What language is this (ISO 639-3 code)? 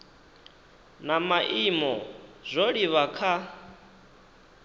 ven